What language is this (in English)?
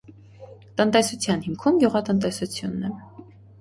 Armenian